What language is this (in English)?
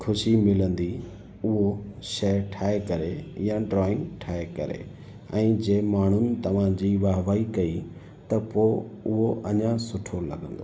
Sindhi